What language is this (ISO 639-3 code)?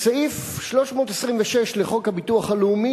heb